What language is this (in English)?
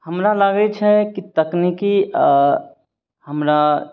Maithili